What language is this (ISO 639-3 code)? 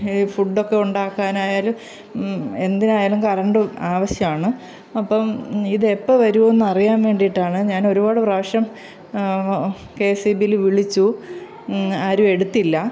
mal